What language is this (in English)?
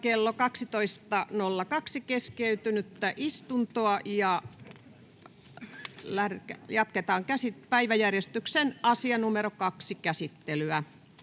Finnish